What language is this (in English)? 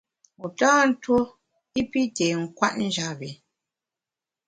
Bamun